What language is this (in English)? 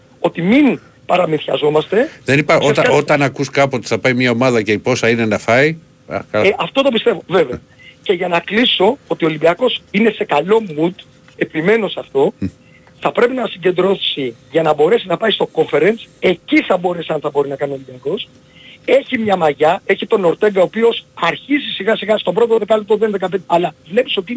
Greek